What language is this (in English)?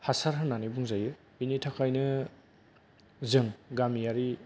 Bodo